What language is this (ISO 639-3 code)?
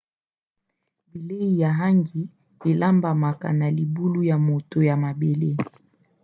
lin